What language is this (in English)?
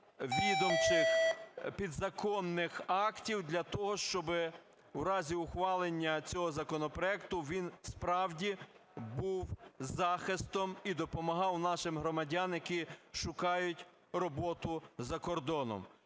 Ukrainian